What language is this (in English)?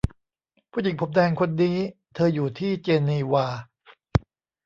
Thai